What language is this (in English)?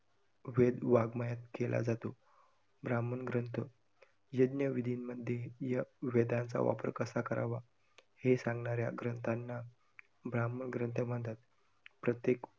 Marathi